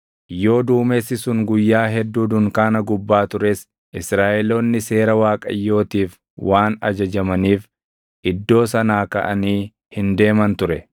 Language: Oromo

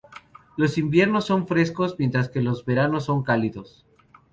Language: Spanish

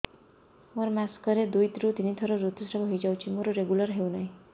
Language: Odia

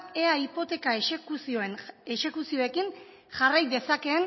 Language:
Basque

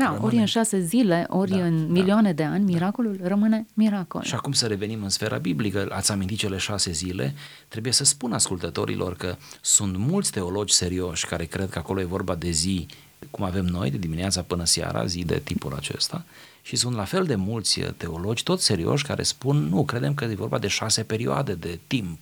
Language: Romanian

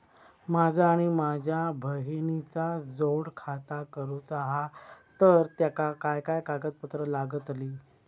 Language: Marathi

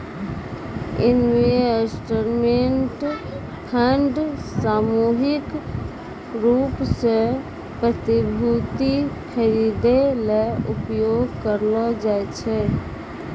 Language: Maithili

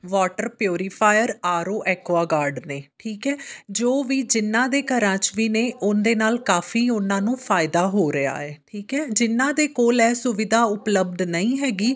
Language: Punjabi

